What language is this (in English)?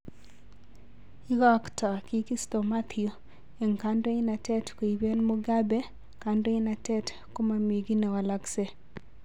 Kalenjin